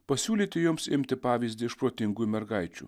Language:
Lithuanian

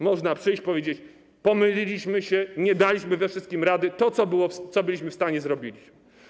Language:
Polish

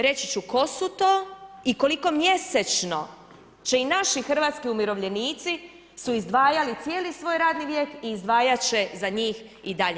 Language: Croatian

